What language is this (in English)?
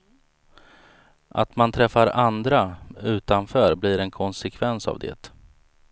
Swedish